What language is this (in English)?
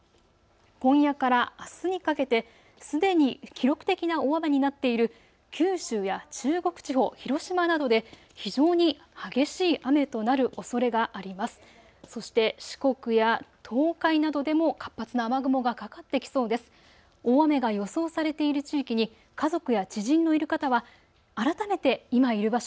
Japanese